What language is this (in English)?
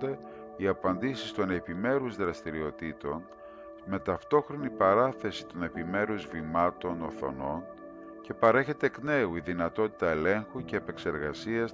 Greek